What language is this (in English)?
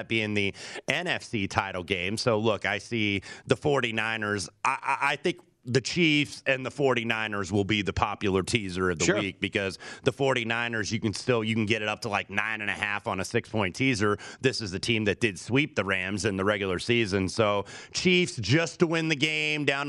English